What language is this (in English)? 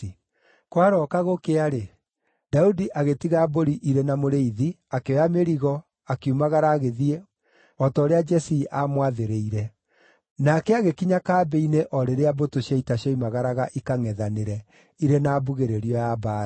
Kikuyu